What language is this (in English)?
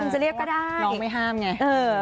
Thai